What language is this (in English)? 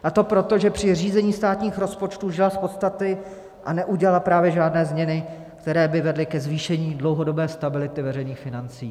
Czech